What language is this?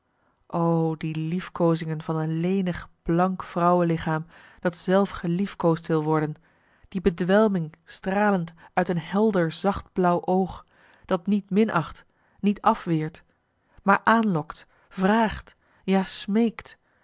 Dutch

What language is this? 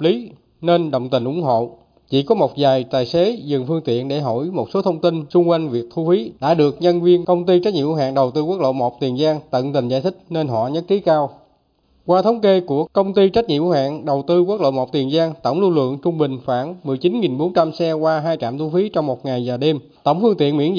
Vietnamese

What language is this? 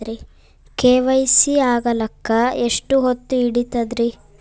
Kannada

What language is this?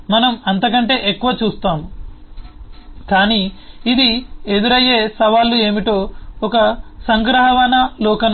Telugu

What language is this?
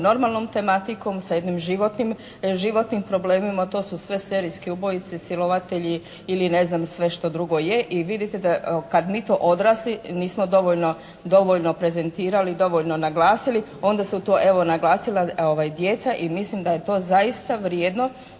Croatian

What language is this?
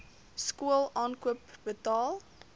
Afrikaans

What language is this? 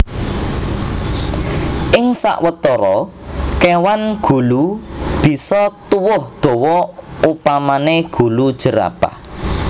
Javanese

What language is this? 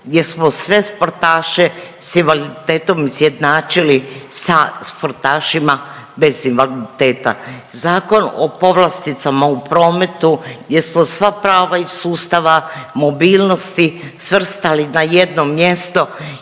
Croatian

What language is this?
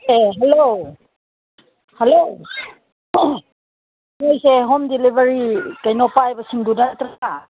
Manipuri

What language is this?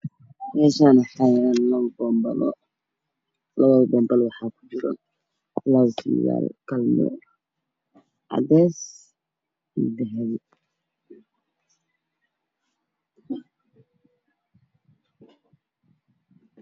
Somali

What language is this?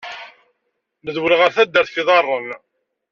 Kabyle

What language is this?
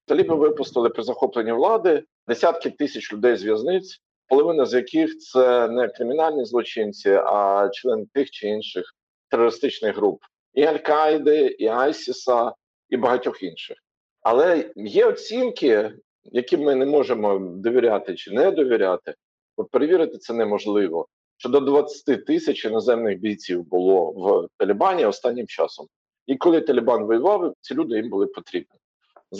Ukrainian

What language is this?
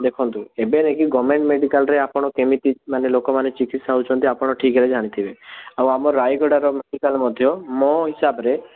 Odia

